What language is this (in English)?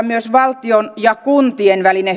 Finnish